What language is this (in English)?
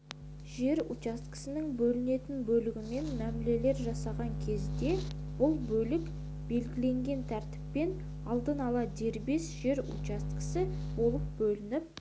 Kazakh